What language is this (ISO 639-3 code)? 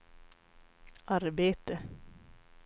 swe